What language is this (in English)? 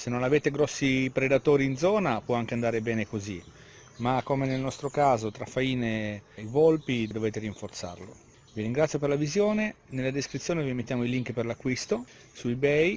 Italian